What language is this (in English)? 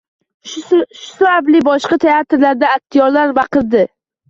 Uzbek